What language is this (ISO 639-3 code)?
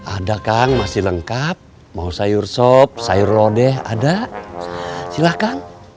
ind